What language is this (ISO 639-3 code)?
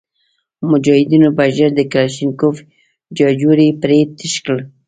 pus